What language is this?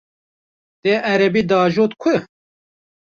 Kurdish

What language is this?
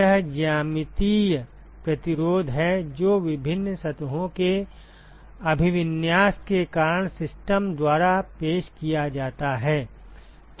Hindi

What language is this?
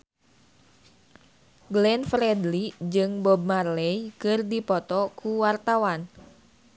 Sundanese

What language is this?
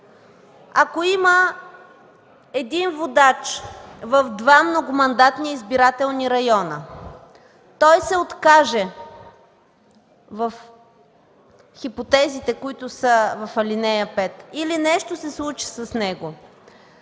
Bulgarian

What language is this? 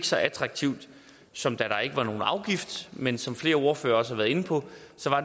Danish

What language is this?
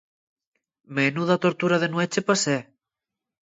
Asturian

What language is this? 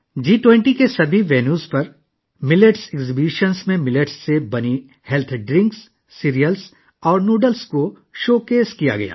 Urdu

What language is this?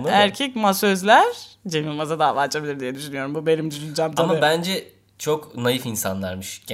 Turkish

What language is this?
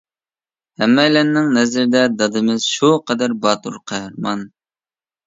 Uyghur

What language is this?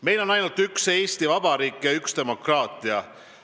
Estonian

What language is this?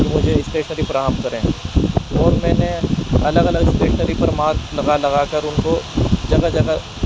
Urdu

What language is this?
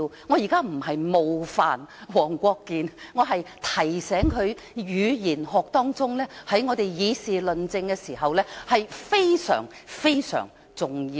Cantonese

